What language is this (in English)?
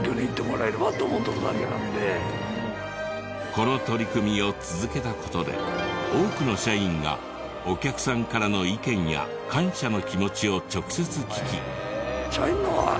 Japanese